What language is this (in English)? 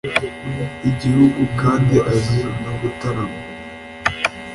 Kinyarwanda